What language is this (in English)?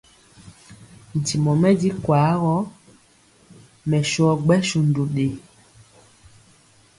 Mpiemo